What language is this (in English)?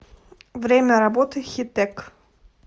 Russian